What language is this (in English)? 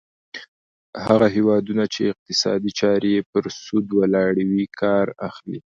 Pashto